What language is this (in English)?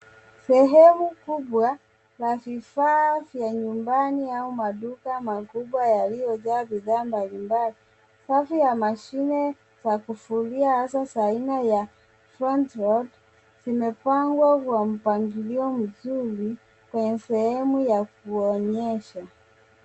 Swahili